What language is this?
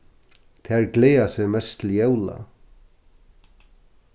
Faroese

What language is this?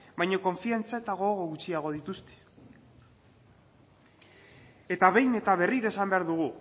Basque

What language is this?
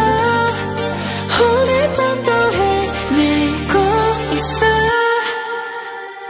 Korean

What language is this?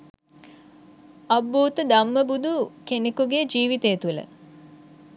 Sinhala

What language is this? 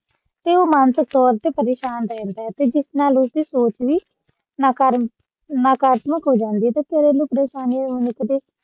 Punjabi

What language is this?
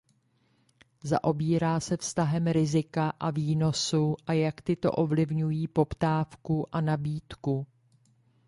Czech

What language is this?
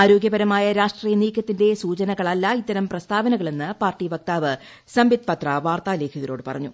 Malayalam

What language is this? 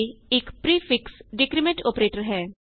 Punjabi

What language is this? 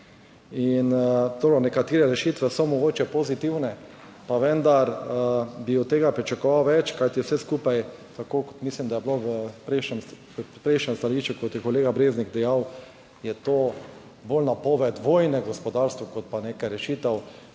Slovenian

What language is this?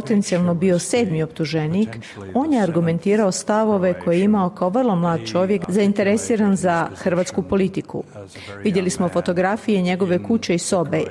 Croatian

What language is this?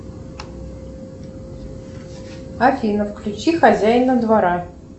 Russian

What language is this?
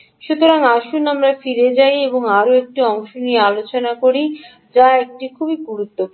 Bangla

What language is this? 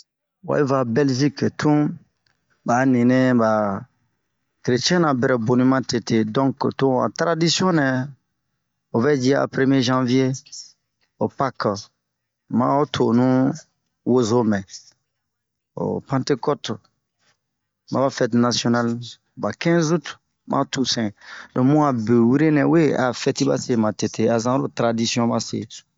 Bomu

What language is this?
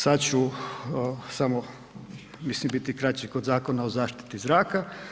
Croatian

